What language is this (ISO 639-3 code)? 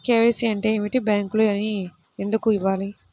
tel